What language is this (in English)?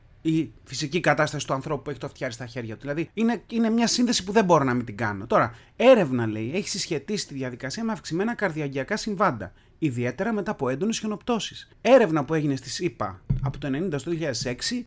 Greek